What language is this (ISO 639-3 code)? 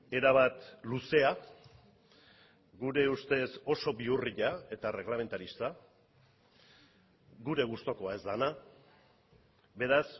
eus